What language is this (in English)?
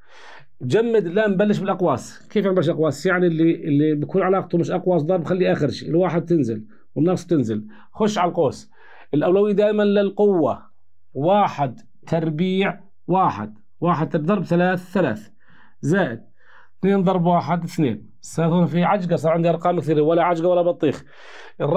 Arabic